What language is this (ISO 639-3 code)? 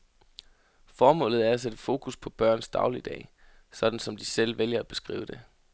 dan